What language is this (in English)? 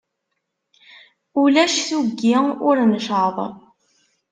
Kabyle